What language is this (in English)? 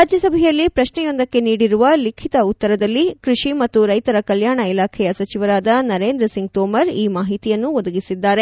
Kannada